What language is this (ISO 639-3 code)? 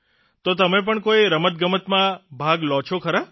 guj